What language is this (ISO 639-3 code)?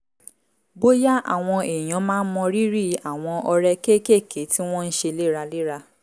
yor